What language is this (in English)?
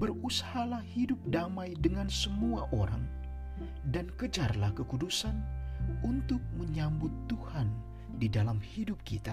Indonesian